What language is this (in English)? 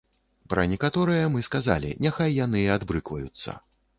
Belarusian